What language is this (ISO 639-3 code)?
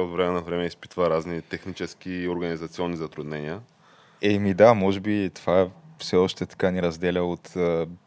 bul